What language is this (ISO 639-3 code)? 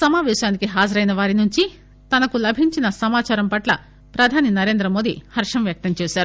tel